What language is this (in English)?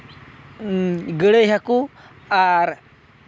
Santali